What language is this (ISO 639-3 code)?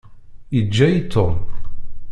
kab